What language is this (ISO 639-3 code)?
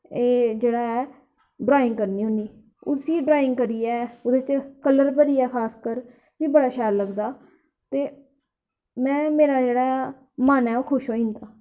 doi